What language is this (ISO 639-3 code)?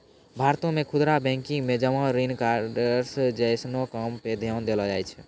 mai